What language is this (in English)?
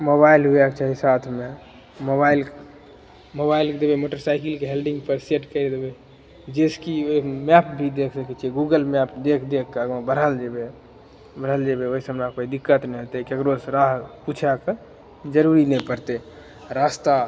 Maithili